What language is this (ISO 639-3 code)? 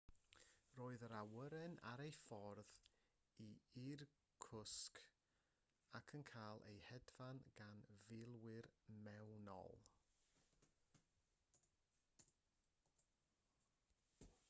cym